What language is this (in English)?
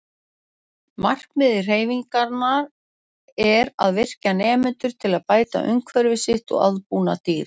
Icelandic